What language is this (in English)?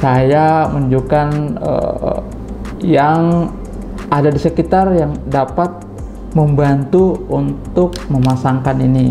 Indonesian